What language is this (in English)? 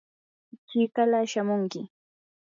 Yanahuanca Pasco Quechua